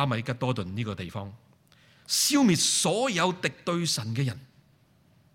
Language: Chinese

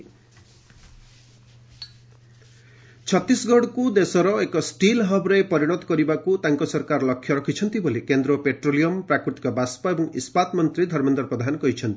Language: Odia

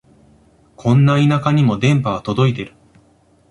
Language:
Japanese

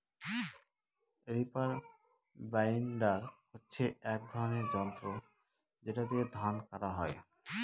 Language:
Bangla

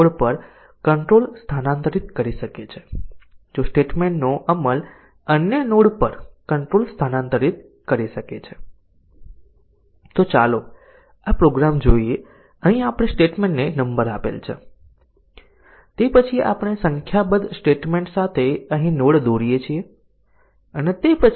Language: Gujarati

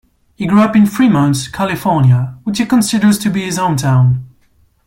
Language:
English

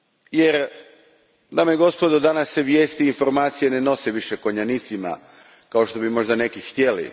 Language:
Croatian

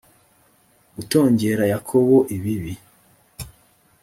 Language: Kinyarwanda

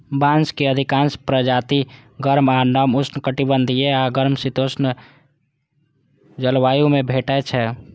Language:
Maithili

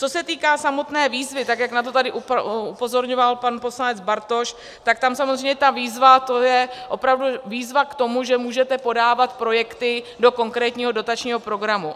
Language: Czech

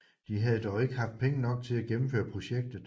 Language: Danish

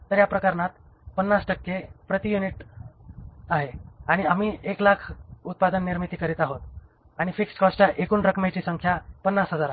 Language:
Marathi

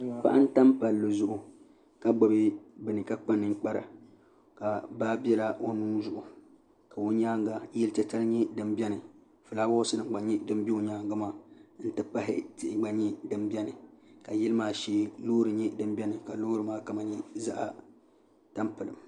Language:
Dagbani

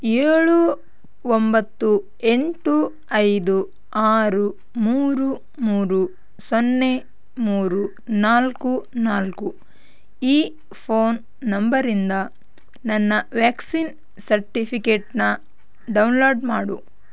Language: Kannada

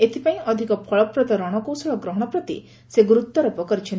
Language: Odia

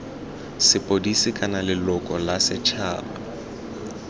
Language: Tswana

